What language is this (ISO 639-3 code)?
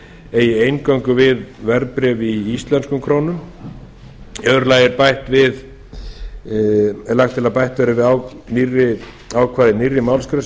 isl